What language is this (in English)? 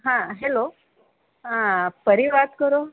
Gujarati